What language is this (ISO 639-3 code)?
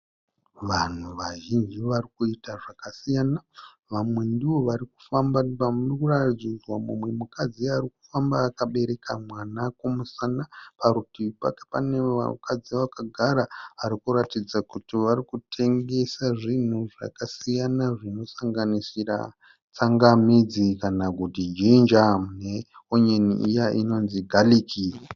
sna